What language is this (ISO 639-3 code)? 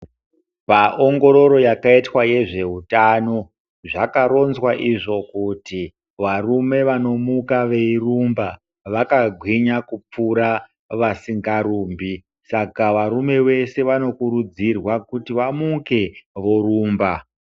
ndc